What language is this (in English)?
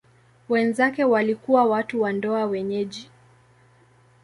Swahili